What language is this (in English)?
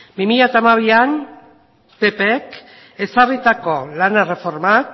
Basque